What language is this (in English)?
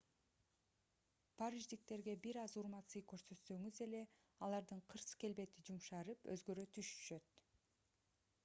Kyrgyz